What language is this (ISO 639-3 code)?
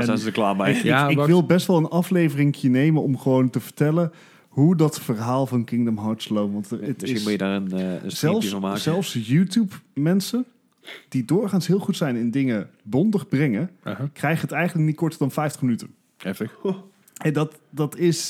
nld